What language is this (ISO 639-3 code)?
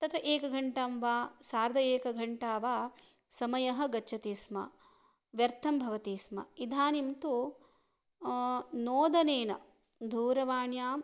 san